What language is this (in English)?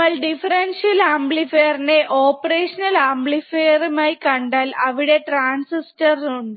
Malayalam